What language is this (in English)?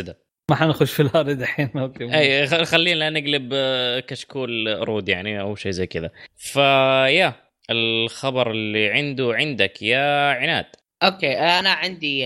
Arabic